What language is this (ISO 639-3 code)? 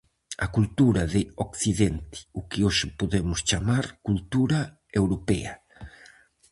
glg